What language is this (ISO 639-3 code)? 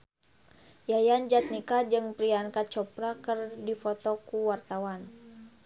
sun